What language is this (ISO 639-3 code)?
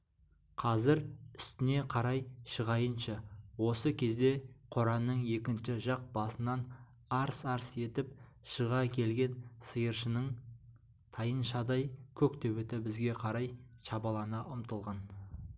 kaz